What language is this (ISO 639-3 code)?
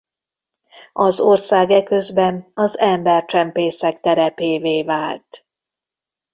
hun